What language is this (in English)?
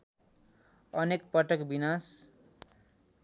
Nepali